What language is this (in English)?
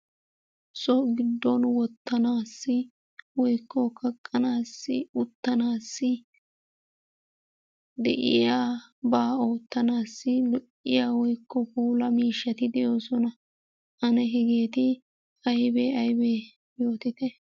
Wolaytta